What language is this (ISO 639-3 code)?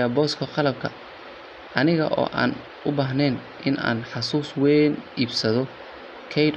som